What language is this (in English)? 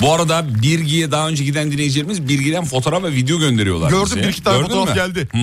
Turkish